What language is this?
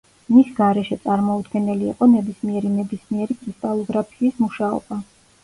Georgian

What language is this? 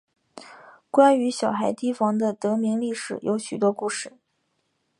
Chinese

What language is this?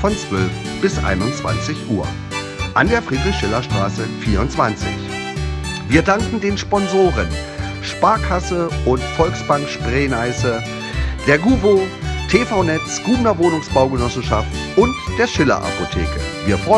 German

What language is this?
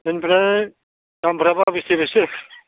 Bodo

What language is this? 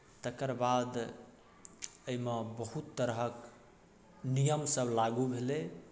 Maithili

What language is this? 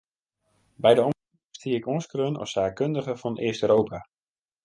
Western Frisian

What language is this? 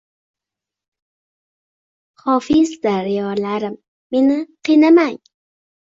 Uzbek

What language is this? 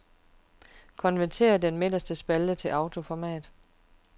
Danish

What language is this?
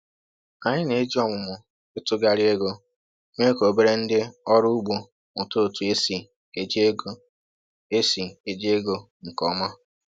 Igbo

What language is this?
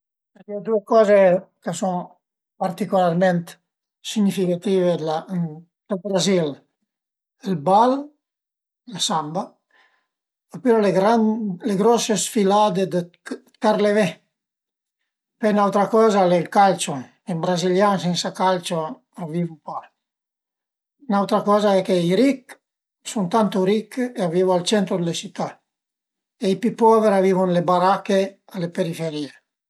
Piedmontese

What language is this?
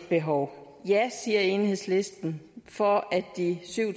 Danish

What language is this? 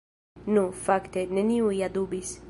Esperanto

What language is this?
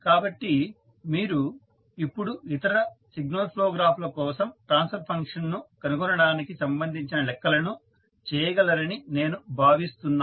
Telugu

